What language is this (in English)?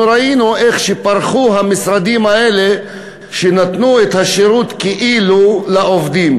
Hebrew